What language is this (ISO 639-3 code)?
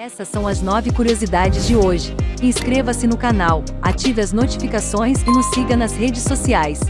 por